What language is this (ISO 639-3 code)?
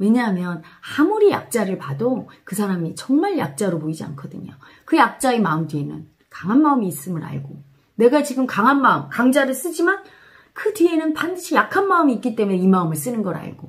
kor